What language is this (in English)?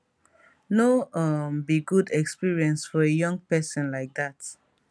Nigerian Pidgin